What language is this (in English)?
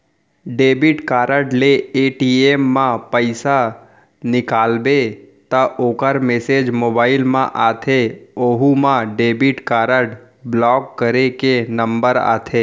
Chhattisgarhi